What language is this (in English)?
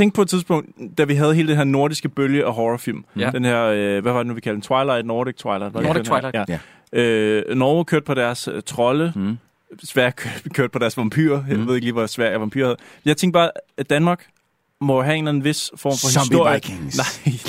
Danish